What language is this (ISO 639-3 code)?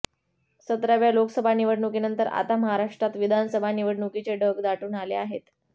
mar